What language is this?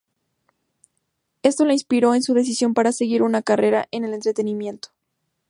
Spanish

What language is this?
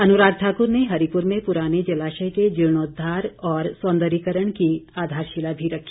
Hindi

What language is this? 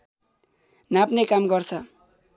Nepali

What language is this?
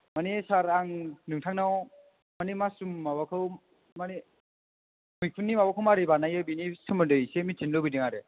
Bodo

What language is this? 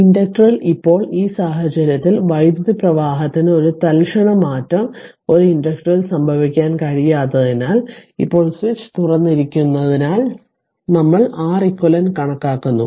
Malayalam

